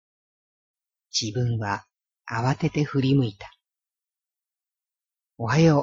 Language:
Japanese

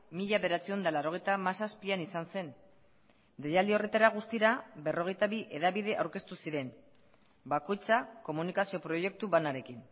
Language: Basque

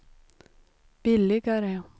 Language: Swedish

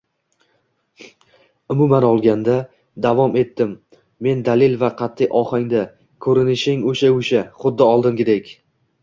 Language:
Uzbek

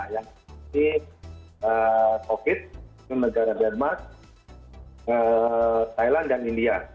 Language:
Indonesian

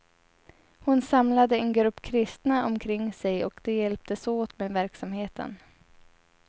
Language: Swedish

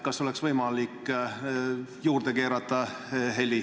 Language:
Estonian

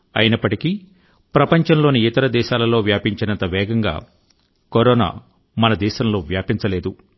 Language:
Telugu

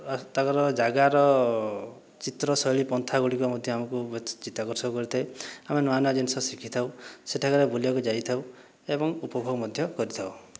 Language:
Odia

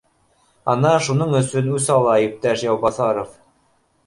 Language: Bashkir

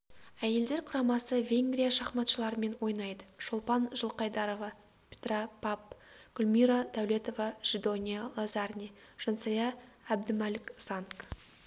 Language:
Kazakh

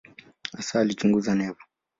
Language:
Swahili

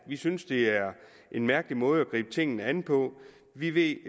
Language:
Danish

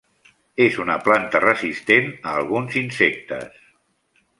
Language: Catalan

